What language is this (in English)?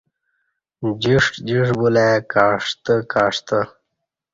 Kati